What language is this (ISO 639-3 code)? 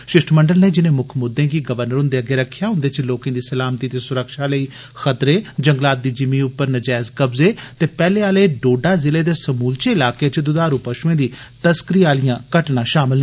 doi